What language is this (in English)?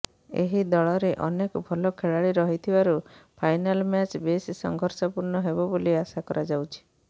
Odia